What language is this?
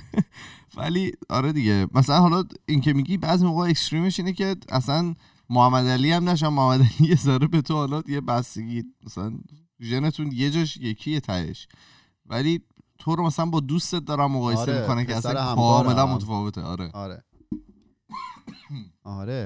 Persian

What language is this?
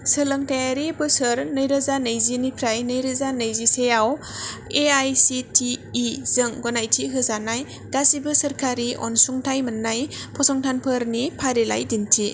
Bodo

